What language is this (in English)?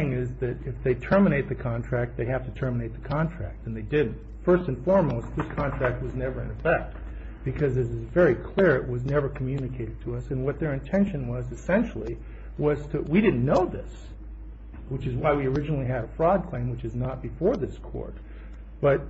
English